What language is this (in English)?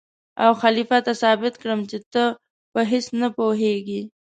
Pashto